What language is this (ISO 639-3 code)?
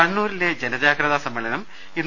mal